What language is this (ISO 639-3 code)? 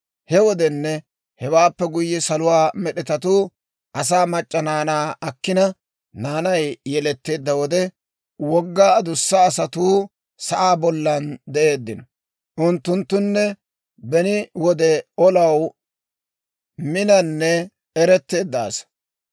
dwr